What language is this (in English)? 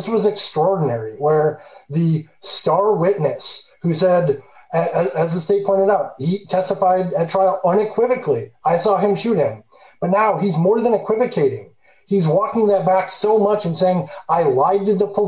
English